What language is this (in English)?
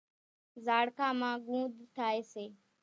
Kachi Koli